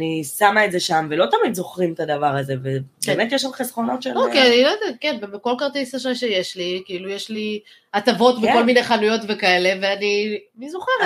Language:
Hebrew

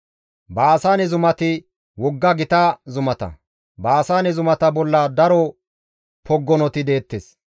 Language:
Gamo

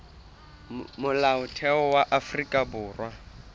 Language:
Southern Sotho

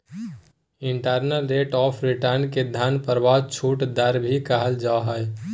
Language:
Magahi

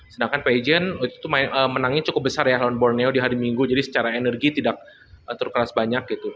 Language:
Indonesian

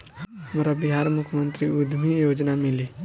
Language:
Bhojpuri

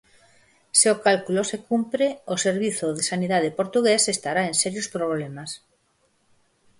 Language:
Galician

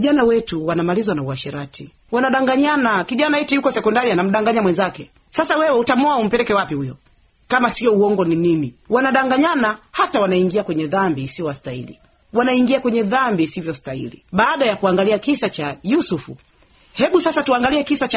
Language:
Swahili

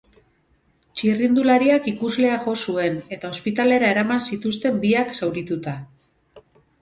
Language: Basque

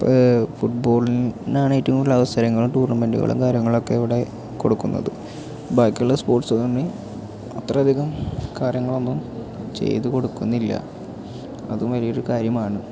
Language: Malayalam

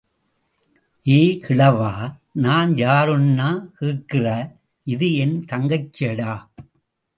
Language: Tamil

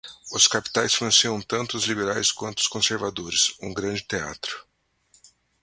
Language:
Portuguese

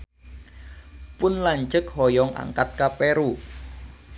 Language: Sundanese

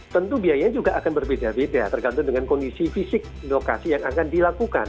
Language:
Indonesian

